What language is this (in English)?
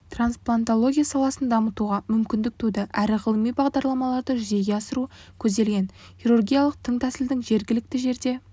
Kazakh